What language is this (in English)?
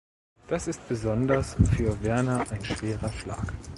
German